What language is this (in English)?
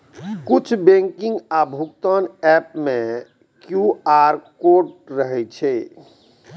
Maithili